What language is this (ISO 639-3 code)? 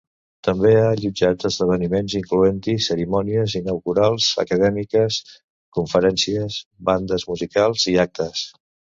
cat